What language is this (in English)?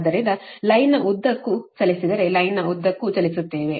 Kannada